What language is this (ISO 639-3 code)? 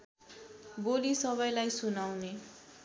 nep